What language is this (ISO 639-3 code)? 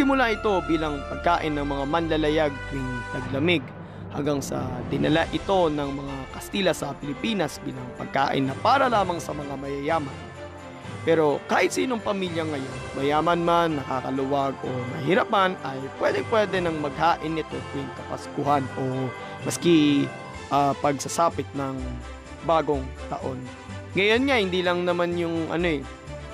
fil